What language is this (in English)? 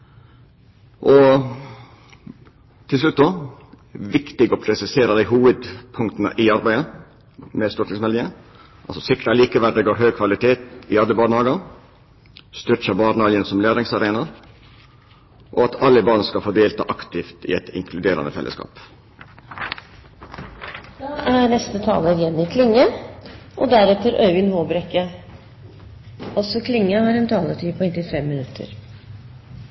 Norwegian Nynorsk